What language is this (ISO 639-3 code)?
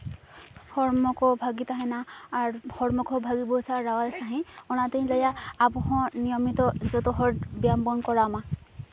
sat